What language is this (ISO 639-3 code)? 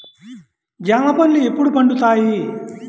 tel